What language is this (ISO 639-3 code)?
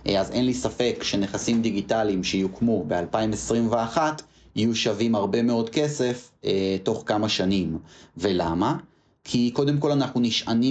heb